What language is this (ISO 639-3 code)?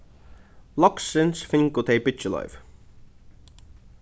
fao